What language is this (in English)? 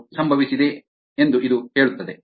Kannada